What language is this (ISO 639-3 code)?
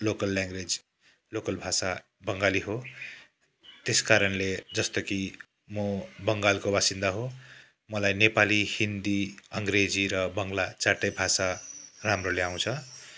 nep